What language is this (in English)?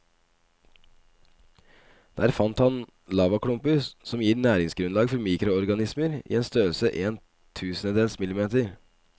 Norwegian